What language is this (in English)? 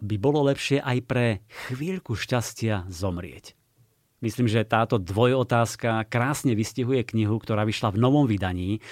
Slovak